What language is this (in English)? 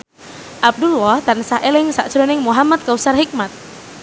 Javanese